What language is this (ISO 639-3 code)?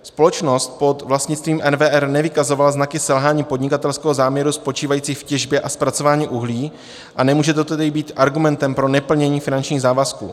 ces